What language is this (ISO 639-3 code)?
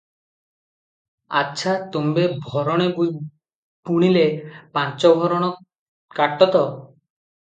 ori